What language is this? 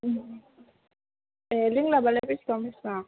Bodo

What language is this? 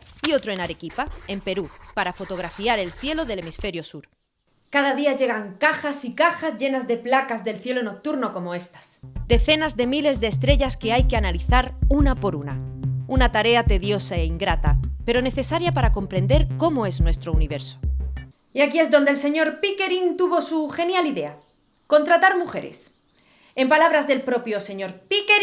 Spanish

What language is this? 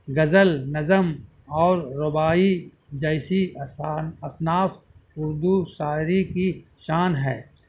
Urdu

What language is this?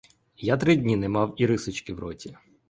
Ukrainian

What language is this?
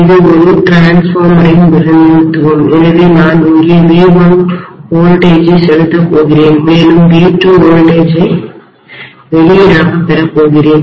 Tamil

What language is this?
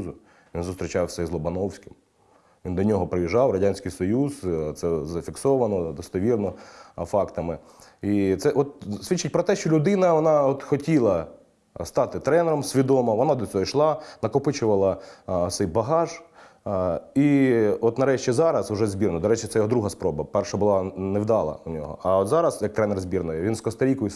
Ukrainian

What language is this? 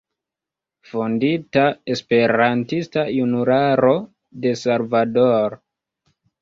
Esperanto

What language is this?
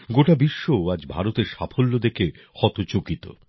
Bangla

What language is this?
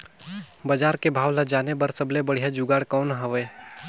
Chhattisgarhi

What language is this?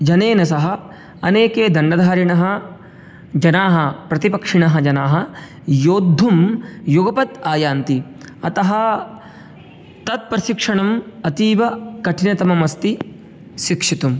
Sanskrit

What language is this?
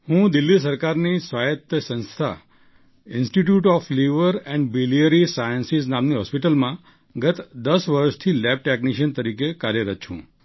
Gujarati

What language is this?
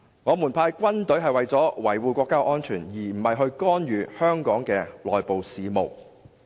Cantonese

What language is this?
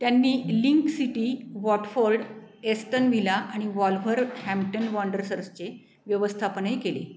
Marathi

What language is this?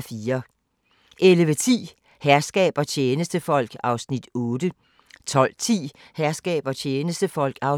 Danish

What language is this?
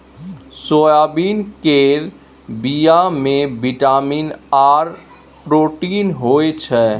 Maithili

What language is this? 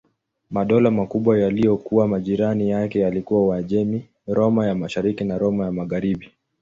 Swahili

